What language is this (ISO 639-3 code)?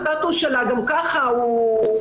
heb